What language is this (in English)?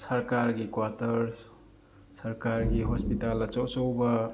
Manipuri